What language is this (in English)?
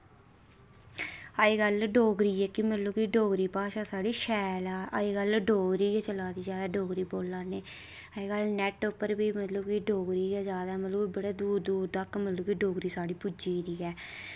Dogri